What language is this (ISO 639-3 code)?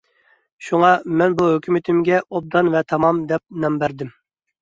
uig